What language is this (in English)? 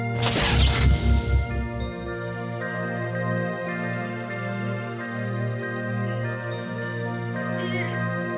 Indonesian